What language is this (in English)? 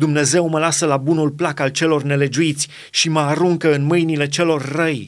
Romanian